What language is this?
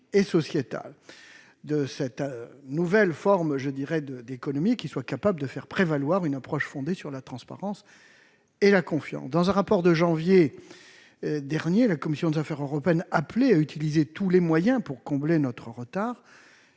French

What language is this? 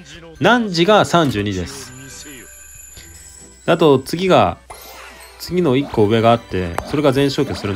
Japanese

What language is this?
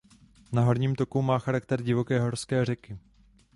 Czech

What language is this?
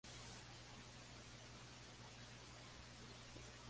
Spanish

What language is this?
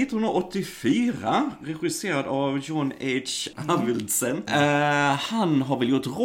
Swedish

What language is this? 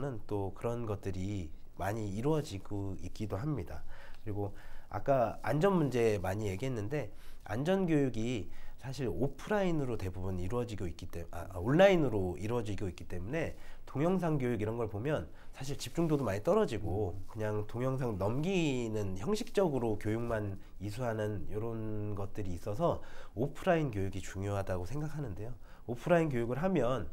Korean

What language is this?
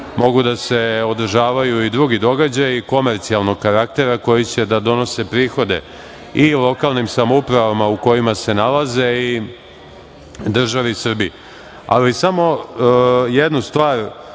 Serbian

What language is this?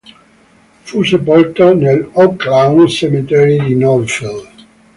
Italian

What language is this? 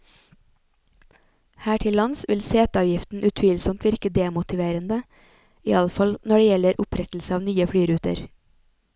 Norwegian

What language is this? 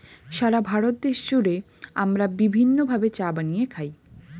Bangla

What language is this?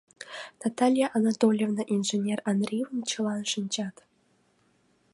Mari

